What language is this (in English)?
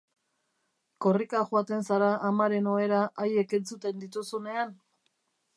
Basque